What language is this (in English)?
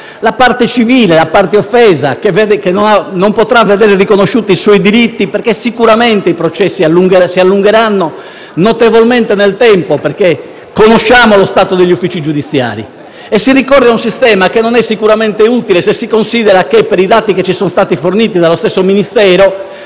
Italian